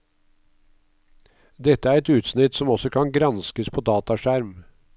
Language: Norwegian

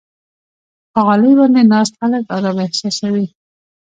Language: Pashto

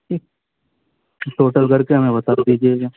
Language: Urdu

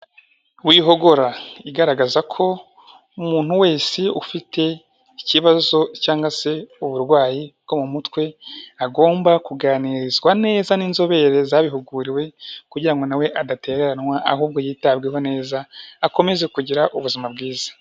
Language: Kinyarwanda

